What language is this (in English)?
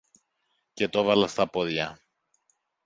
Greek